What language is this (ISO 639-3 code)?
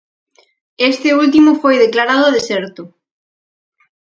glg